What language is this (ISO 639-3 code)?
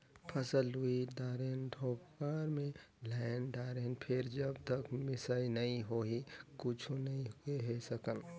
hne